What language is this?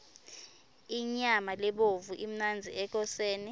Swati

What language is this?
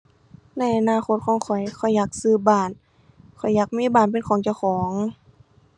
Thai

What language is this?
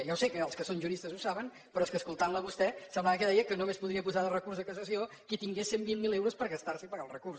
Catalan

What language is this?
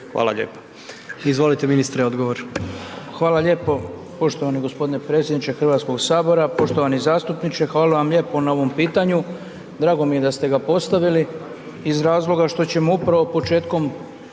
Croatian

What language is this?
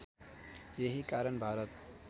Nepali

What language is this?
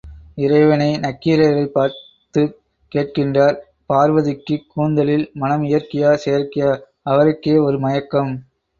Tamil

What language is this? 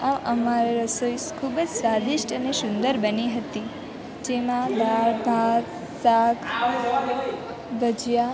Gujarati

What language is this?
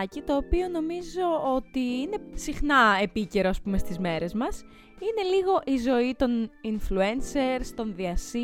Greek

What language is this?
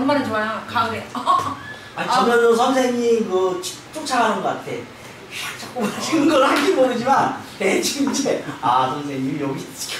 Korean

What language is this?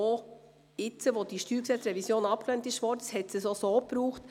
Swiss German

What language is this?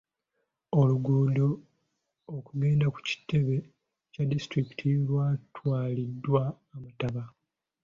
Ganda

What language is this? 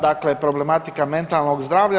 Croatian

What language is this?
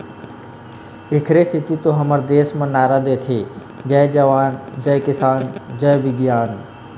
Chhattisgarhi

